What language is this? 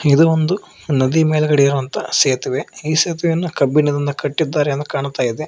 Kannada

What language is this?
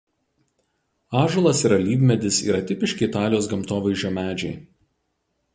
Lithuanian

